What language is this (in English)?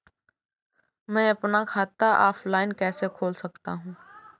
Hindi